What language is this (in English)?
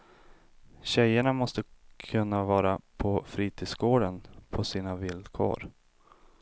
Swedish